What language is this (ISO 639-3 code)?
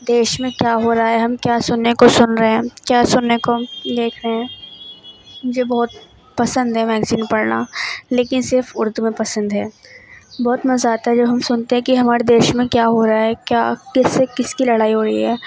urd